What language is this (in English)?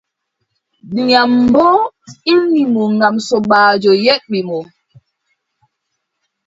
Adamawa Fulfulde